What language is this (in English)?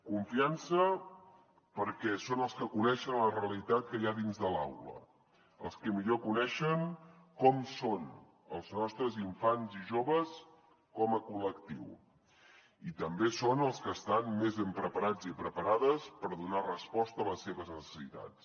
Catalan